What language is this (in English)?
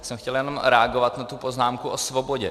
Czech